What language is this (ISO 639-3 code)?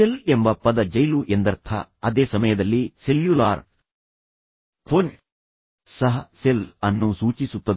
kan